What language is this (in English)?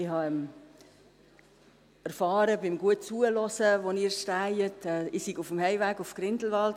Swiss German